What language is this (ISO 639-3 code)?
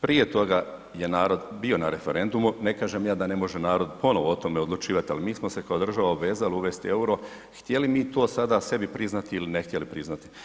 hrv